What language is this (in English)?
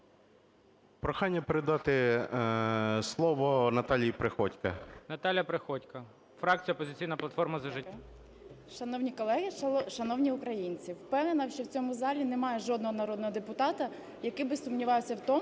Ukrainian